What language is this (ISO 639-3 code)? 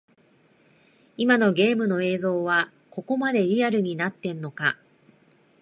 jpn